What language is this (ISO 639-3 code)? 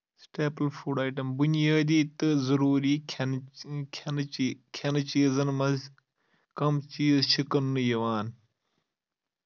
kas